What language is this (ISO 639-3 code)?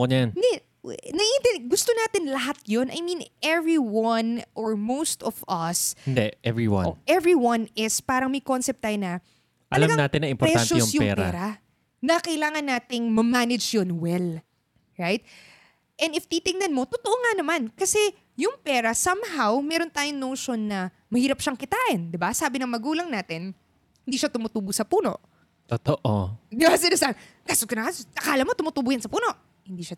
fil